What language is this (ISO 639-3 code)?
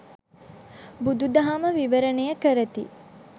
sin